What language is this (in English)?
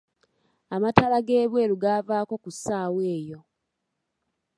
Ganda